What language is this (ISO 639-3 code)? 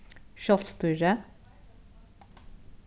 fao